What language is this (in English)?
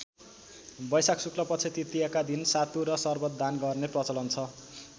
Nepali